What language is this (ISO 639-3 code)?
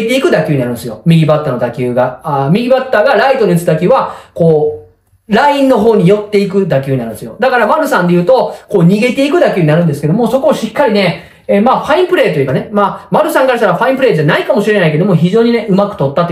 jpn